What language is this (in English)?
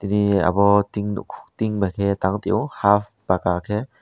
Kok Borok